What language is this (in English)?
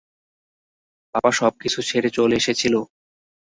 Bangla